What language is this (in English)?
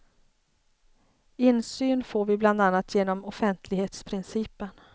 Swedish